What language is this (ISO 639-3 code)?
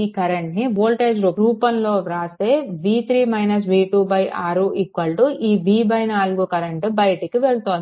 tel